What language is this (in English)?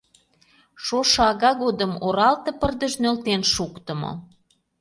Mari